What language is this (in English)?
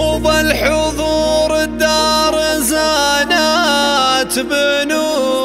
Arabic